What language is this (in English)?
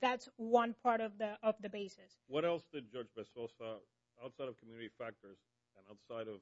English